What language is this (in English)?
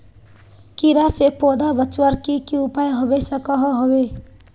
Magahi